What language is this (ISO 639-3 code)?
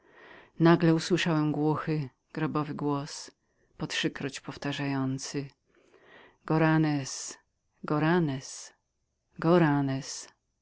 pol